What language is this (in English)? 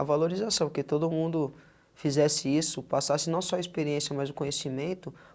Portuguese